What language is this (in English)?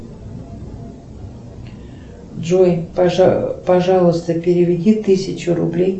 Russian